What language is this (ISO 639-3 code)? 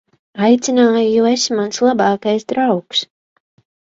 lav